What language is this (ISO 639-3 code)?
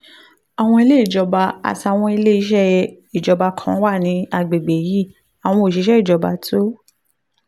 yor